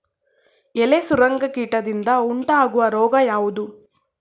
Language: Kannada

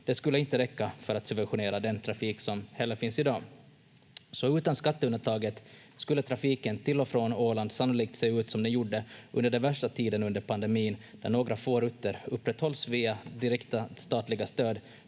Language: Finnish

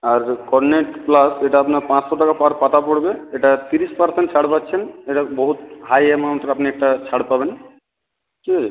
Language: Bangla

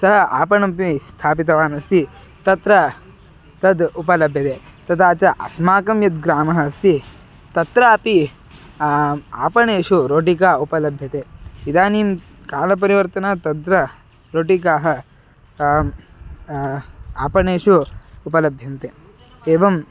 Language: Sanskrit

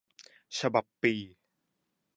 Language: Thai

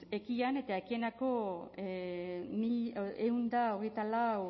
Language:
Basque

